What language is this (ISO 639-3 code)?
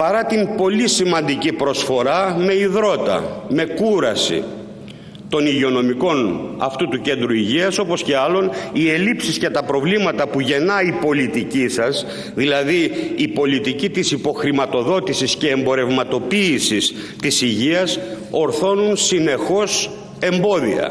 ell